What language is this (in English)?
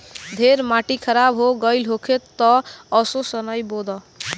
Bhojpuri